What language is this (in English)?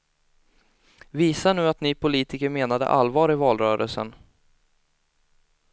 Swedish